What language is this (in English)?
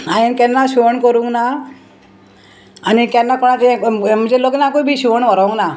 Konkani